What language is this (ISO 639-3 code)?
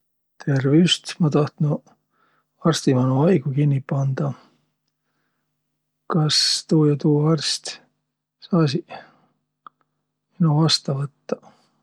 vro